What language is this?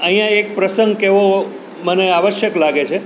Gujarati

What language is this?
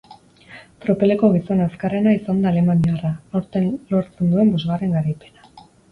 Basque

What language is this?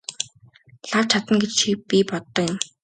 Mongolian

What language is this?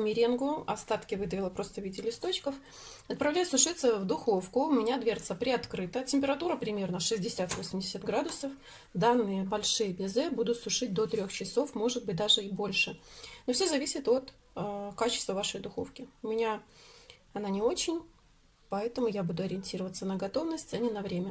Russian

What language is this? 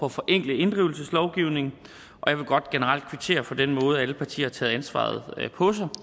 Danish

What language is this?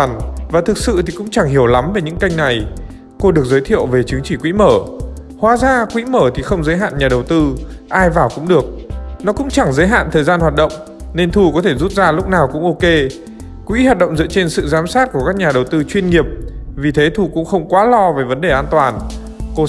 Vietnamese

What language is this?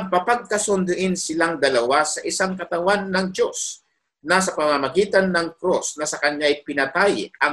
Filipino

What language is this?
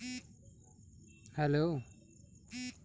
Bhojpuri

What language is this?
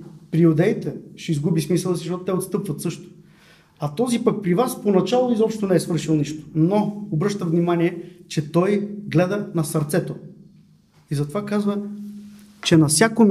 Bulgarian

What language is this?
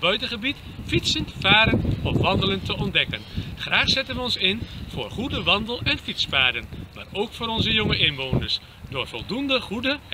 Dutch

